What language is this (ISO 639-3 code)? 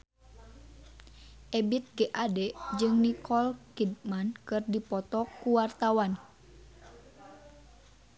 sun